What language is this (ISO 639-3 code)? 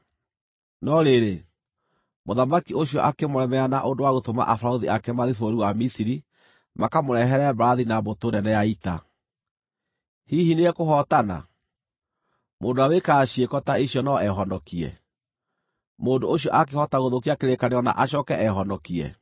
kik